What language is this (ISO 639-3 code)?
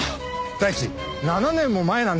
jpn